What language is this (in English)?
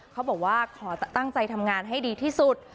Thai